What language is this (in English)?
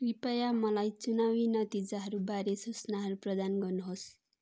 Nepali